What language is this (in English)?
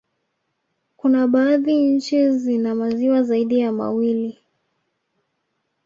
Swahili